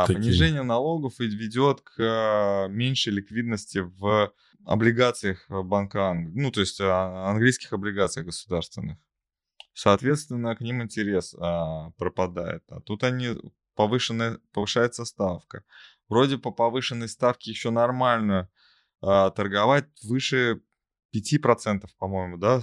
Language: Russian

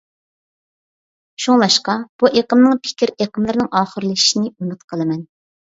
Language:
Uyghur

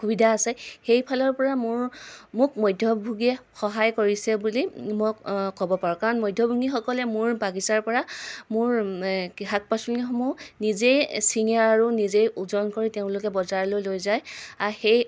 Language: Assamese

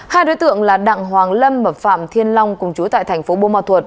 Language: Vietnamese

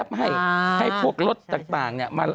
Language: Thai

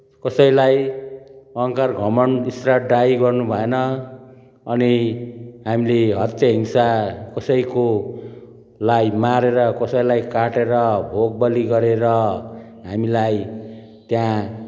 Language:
Nepali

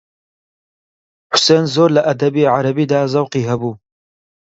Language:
Central Kurdish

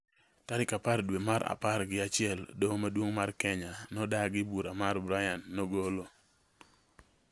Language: Luo (Kenya and Tanzania)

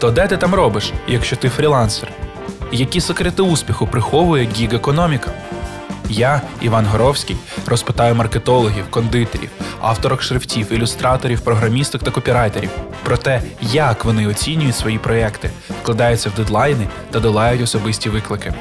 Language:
Ukrainian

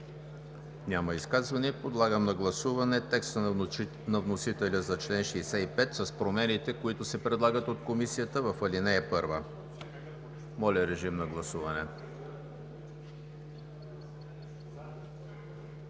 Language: Bulgarian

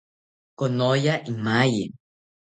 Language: South Ucayali Ashéninka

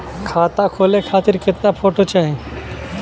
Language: Bhojpuri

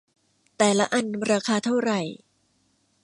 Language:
Thai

